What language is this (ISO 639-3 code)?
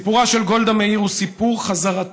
heb